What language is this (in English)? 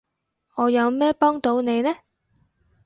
Cantonese